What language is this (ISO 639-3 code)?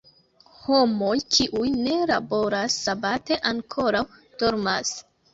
epo